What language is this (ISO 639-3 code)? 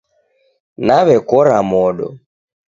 dav